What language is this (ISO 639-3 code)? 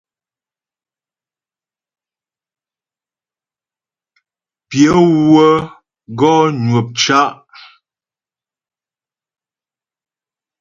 bbj